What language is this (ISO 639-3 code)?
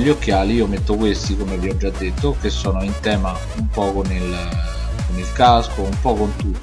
ita